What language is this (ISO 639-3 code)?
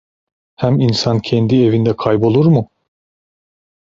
tur